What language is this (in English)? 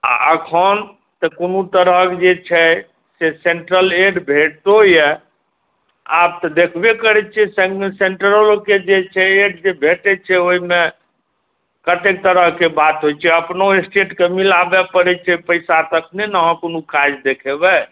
Maithili